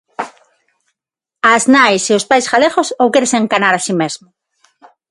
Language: Galician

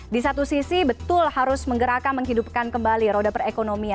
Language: Indonesian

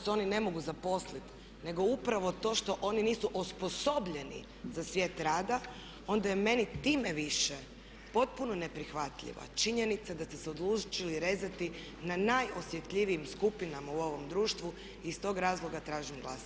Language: Croatian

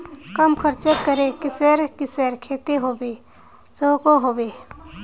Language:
Magahi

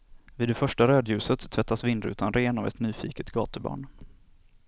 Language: Swedish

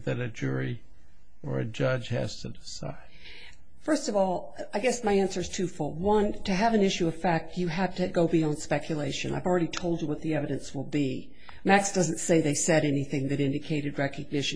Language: English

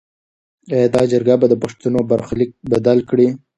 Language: Pashto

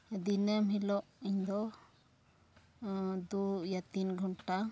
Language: Santali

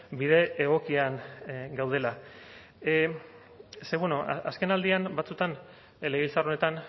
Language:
Basque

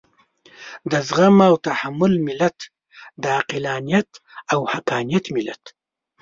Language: Pashto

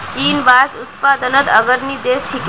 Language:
Magahi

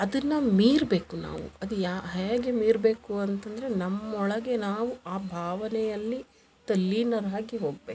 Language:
Kannada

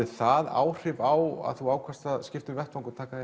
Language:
Icelandic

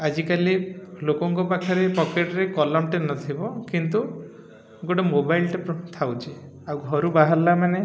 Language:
Odia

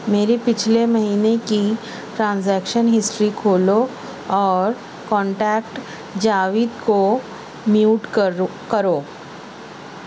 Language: Urdu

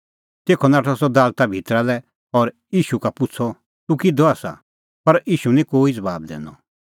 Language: Kullu Pahari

